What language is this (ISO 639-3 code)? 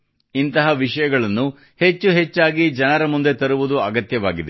kan